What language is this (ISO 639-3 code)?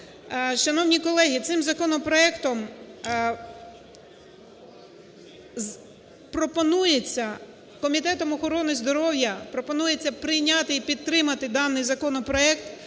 ukr